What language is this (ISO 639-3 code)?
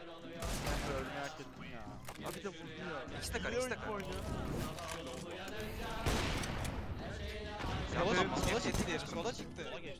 tur